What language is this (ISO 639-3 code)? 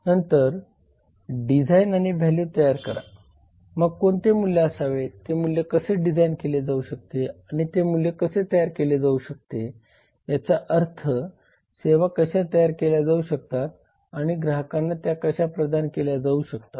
mar